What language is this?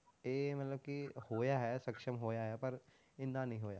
Punjabi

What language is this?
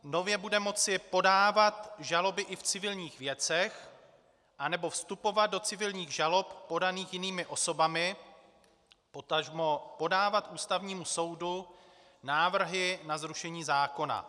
Czech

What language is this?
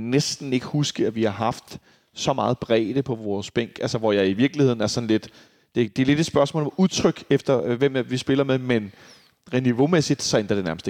Danish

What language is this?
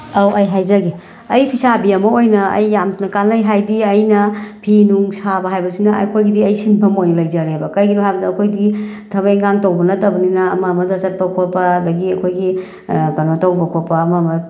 Manipuri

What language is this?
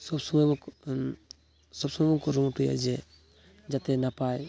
Santali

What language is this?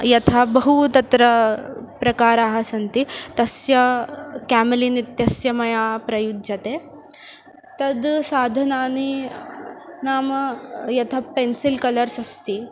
Sanskrit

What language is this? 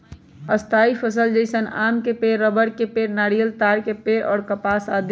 Magahi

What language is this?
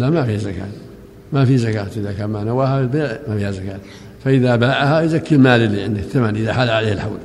Arabic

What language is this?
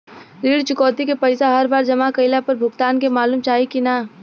Bhojpuri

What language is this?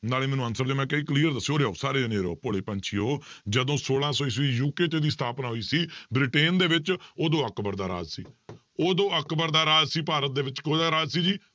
Punjabi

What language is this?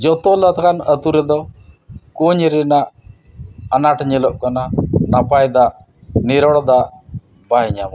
Santali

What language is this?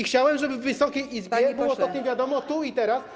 Polish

